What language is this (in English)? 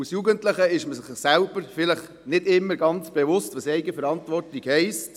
Swiss German